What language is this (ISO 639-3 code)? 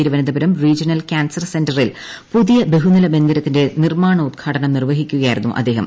mal